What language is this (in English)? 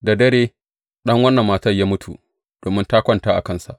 Hausa